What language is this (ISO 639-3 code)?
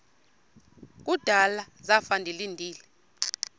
xho